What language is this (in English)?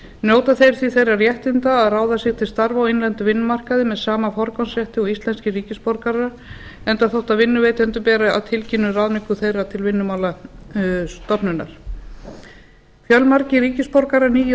Icelandic